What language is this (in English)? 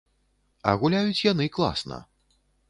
Belarusian